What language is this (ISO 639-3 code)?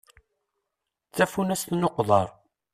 kab